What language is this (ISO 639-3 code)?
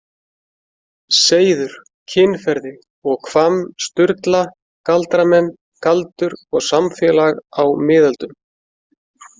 isl